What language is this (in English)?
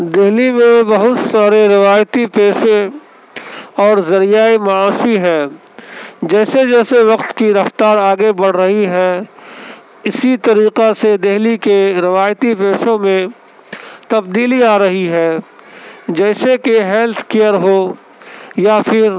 Urdu